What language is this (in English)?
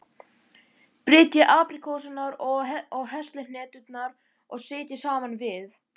Icelandic